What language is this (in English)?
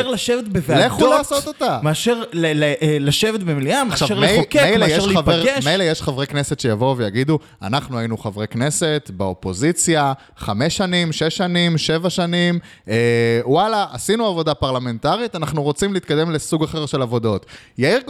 Hebrew